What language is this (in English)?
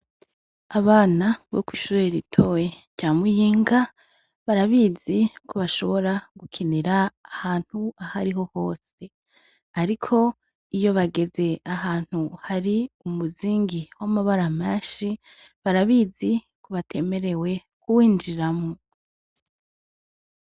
Rundi